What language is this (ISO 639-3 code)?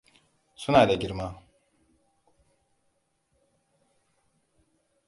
hau